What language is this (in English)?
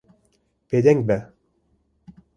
Kurdish